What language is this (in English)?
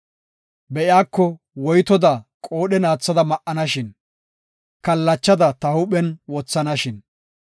Gofa